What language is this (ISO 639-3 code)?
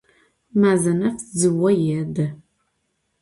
ady